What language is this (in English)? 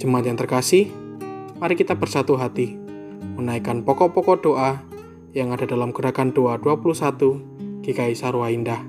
Indonesian